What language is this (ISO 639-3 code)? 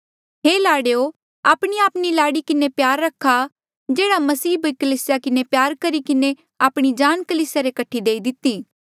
mjl